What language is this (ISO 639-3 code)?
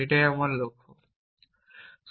ben